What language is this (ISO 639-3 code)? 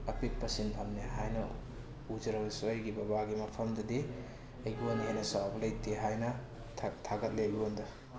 mni